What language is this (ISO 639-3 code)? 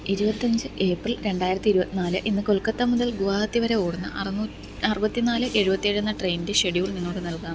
mal